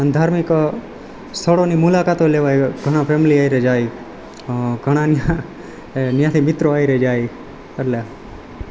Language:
Gujarati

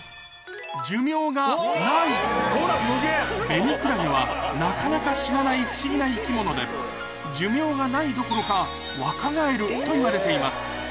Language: Japanese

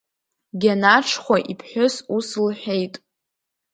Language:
Abkhazian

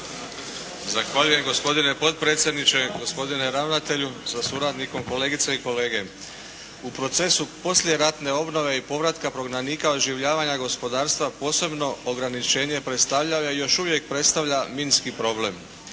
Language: Croatian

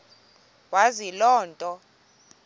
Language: Xhosa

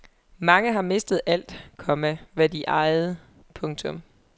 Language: Danish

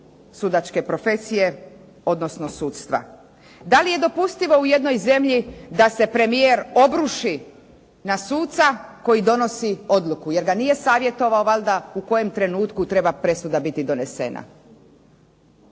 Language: Croatian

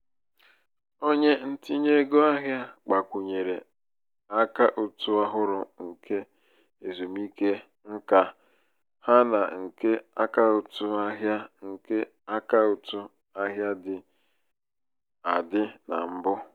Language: Igbo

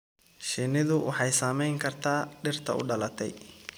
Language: Somali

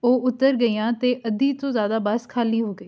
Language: Punjabi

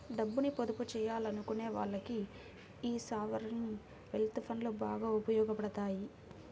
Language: Telugu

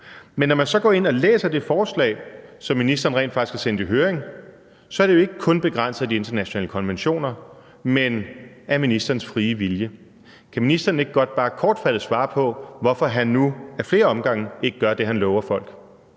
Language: Danish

